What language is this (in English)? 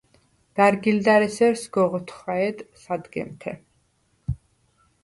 Svan